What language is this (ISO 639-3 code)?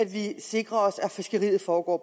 dan